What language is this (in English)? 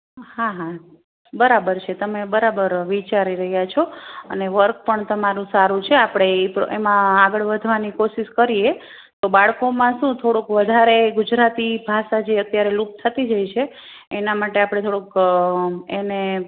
Gujarati